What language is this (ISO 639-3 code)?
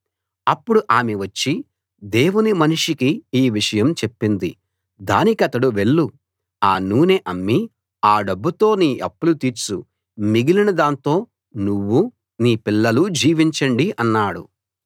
tel